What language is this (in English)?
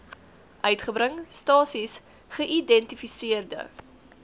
Afrikaans